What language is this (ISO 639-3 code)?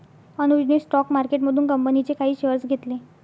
mar